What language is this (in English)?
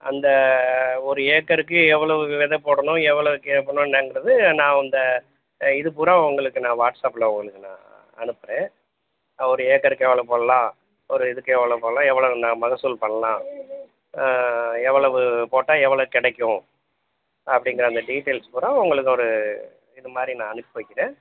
Tamil